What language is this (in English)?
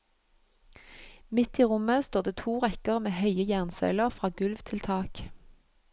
Norwegian